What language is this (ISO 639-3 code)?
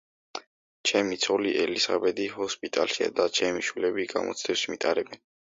kat